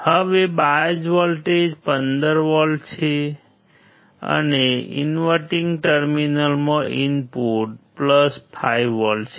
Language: Gujarati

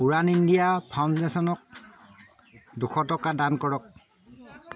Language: Assamese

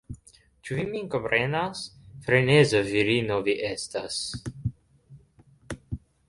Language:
Esperanto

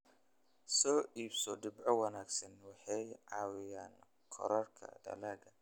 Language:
Somali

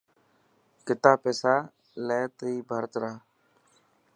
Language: Dhatki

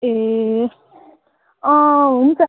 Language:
Nepali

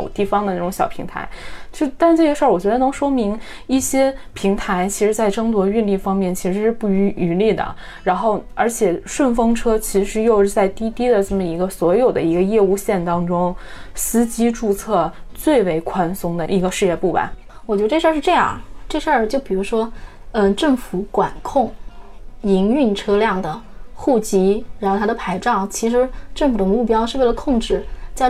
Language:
Chinese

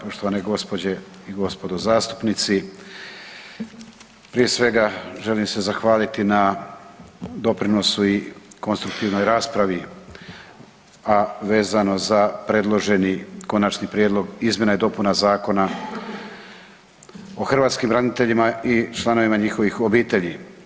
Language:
Croatian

